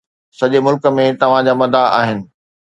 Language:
Sindhi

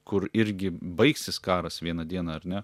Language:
Lithuanian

